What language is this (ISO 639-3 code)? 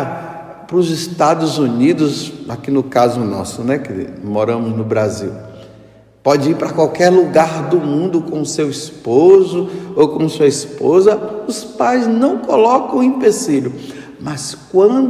por